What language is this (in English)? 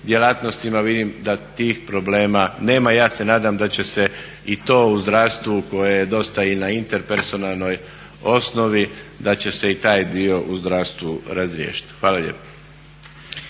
Croatian